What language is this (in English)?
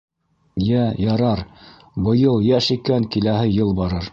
Bashkir